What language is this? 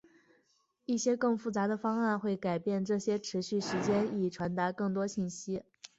Chinese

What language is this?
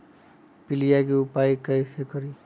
Magahi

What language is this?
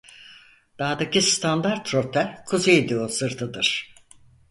Turkish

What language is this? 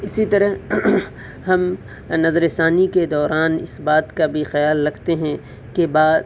Urdu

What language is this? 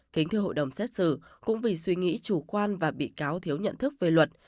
Vietnamese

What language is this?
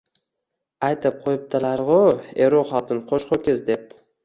Uzbek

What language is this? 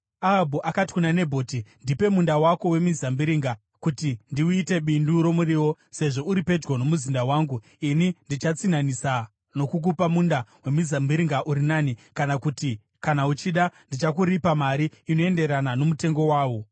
Shona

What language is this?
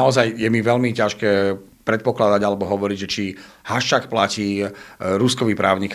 Slovak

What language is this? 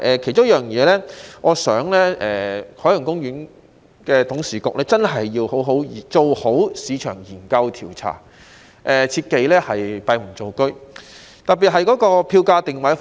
Cantonese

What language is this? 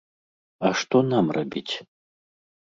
Belarusian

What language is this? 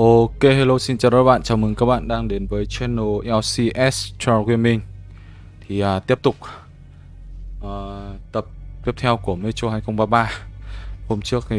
Vietnamese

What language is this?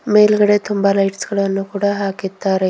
Kannada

